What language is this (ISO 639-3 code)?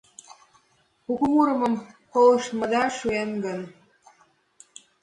chm